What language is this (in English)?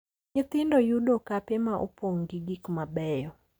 Luo (Kenya and Tanzania)